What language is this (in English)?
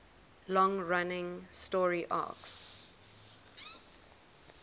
English